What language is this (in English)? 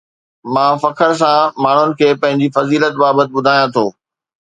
Sindhi